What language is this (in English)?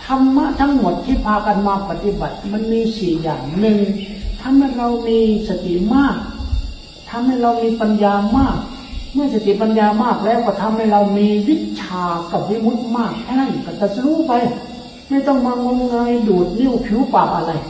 Thai